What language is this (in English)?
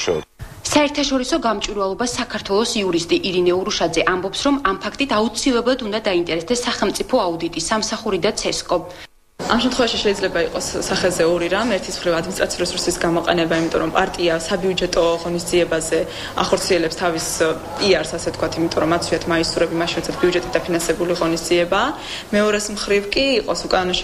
Romanian